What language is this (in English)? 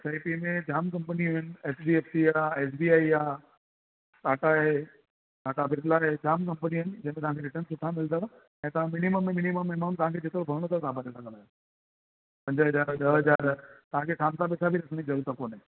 Sindhi